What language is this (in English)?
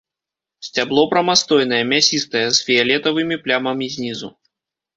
Belarusian